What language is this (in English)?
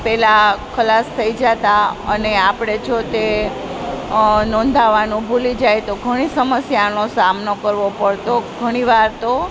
Gujarati